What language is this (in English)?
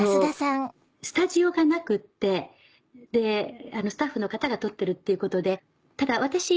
Japanese